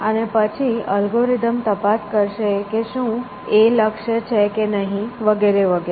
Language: Gujarati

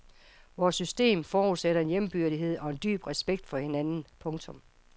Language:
Danish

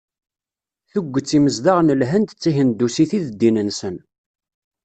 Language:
Kabyle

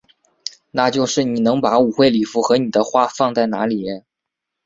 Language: Chinese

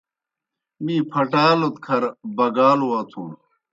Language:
Kohistani Shina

